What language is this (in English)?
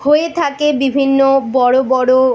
Bangla